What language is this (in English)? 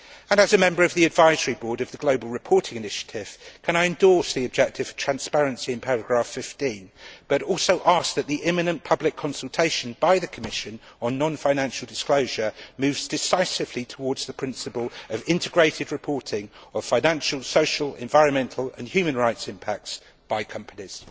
English